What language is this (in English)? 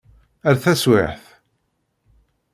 Kabyle